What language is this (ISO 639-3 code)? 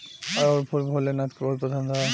bho